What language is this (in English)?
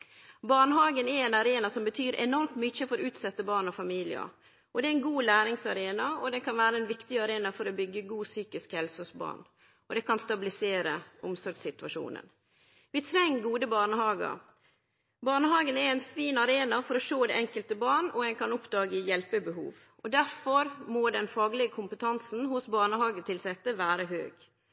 Norwegian Nynorsk